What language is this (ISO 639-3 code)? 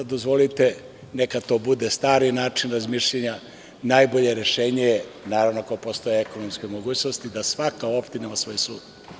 srp